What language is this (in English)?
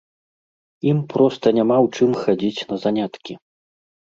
Belarusian